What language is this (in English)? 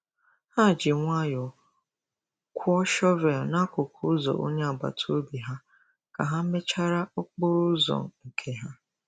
Igbo